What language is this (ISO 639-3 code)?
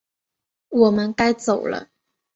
zho